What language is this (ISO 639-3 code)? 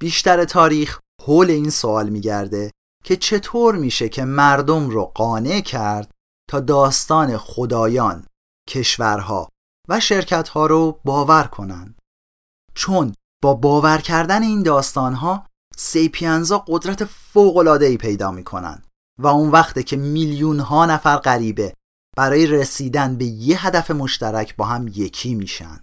fas